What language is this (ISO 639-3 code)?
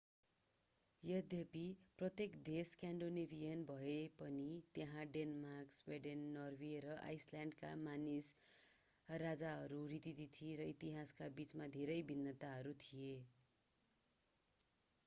nep